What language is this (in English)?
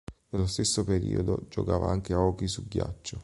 Italian